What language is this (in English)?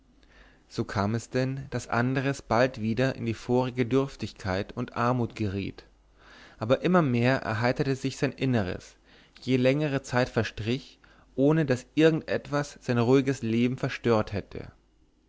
German